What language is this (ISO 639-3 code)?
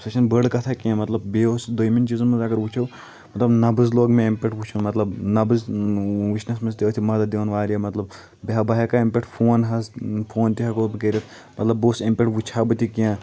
kas